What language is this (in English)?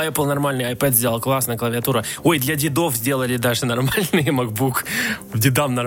Russian